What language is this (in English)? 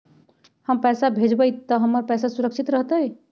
Magahi